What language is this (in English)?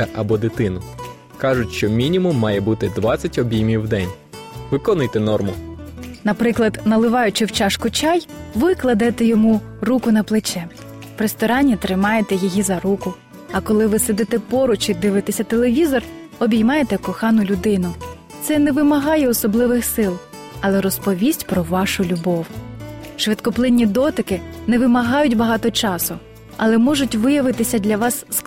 Ukrainian